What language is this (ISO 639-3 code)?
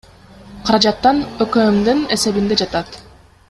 kir